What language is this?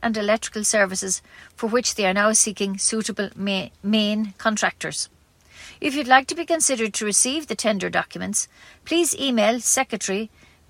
English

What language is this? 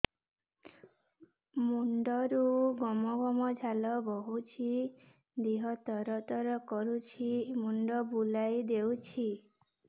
Odia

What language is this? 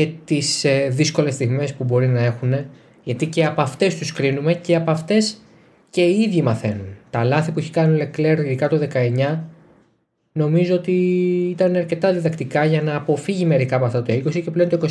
Greek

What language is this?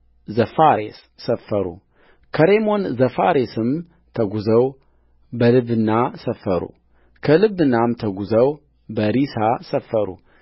Amharic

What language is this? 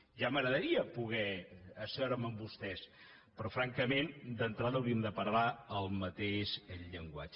Catalan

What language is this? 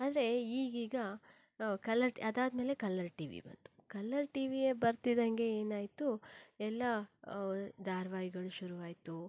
Kannada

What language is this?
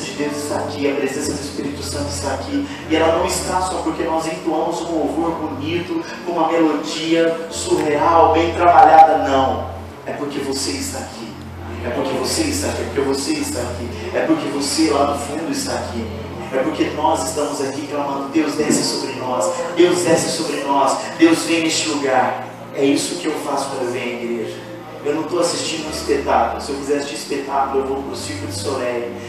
Portuguese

